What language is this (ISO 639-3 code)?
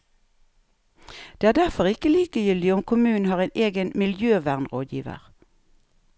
nor